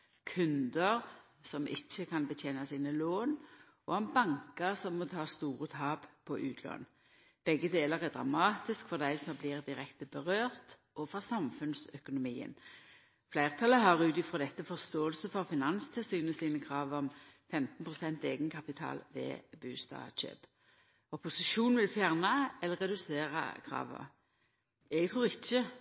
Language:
Norwegian Nynorsk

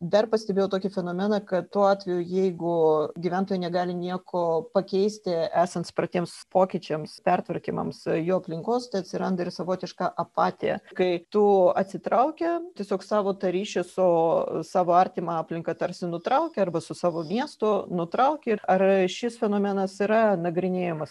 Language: Lithuanian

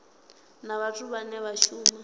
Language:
Venda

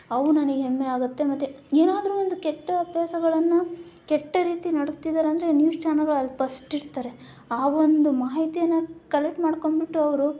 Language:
Kannada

